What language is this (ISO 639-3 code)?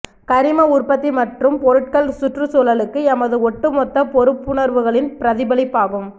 tam